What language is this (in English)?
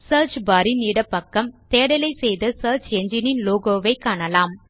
Tamil